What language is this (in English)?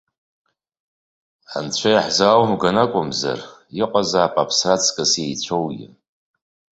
Abkhazian